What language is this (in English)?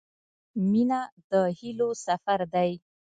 Pashto